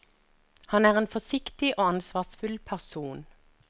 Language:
Norwegian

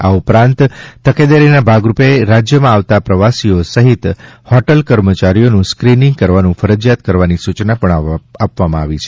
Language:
Gujarati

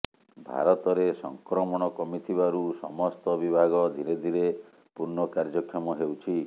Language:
Odia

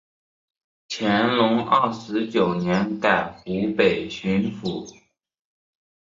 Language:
Chinese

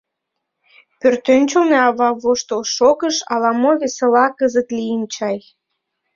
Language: Mari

